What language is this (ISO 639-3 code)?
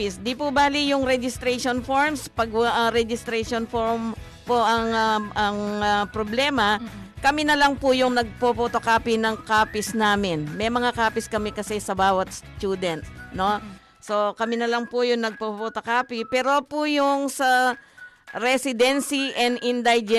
fil